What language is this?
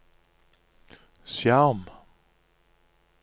Norwegian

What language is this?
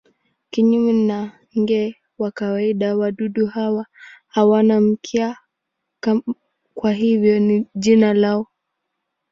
Swahili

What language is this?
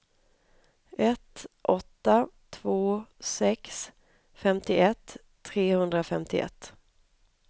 Swedish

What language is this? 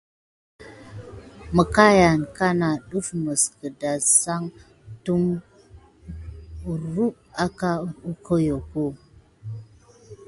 Gidar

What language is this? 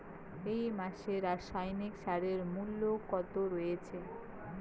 Bangla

